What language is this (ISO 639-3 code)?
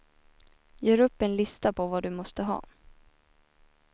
swe